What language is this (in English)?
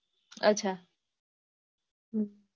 Gujarati